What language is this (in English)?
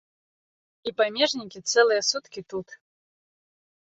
Belarusian